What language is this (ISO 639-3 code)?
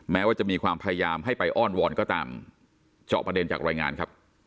tha